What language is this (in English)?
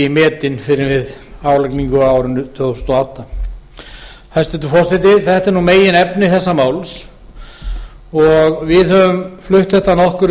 Icelandic